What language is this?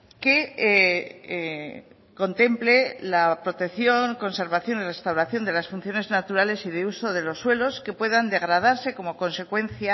Spanish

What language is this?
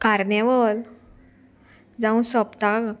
Konkani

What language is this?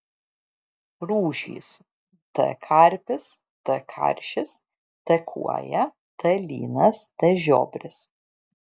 Lithuanian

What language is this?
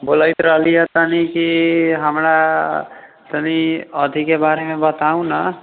Maithili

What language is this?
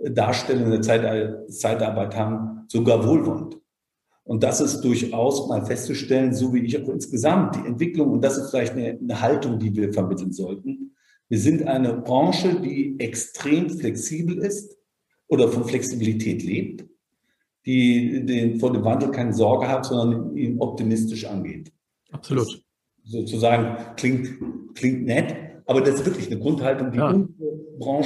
German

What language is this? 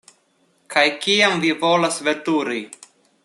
Esperanto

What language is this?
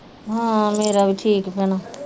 Punjabi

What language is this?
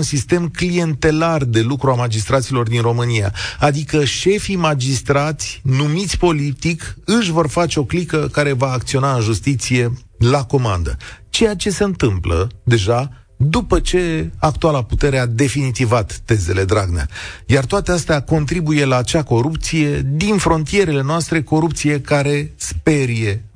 Romanian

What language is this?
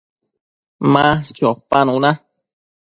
Matsés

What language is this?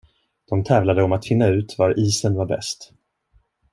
Swedish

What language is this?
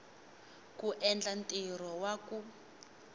Tsonga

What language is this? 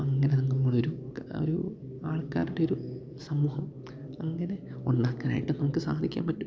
Malayalam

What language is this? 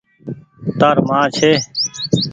Goaria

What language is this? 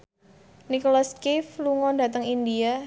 Javanese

